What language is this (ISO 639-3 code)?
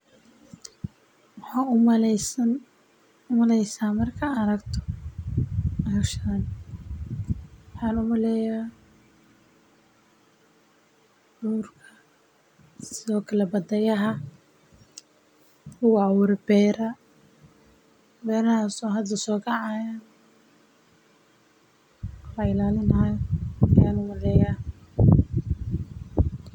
som